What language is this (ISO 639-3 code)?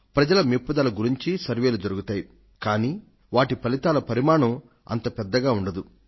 tel